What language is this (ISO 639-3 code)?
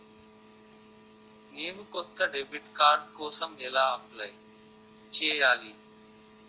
tel